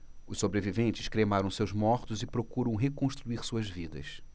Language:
Portuguese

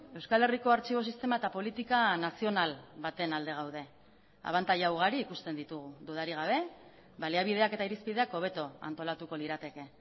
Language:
Basque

